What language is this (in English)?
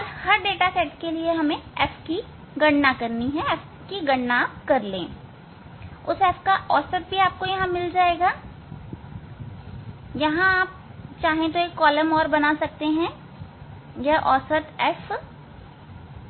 Hindi